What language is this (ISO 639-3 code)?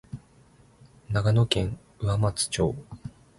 jpn